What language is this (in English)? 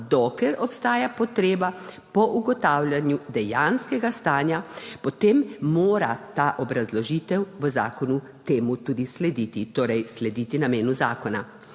Slovenian